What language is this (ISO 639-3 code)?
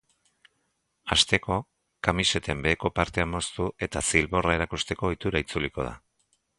eus